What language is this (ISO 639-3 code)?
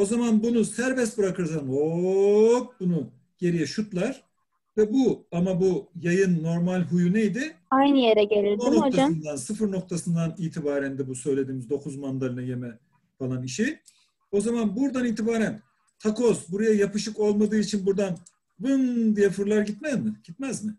tur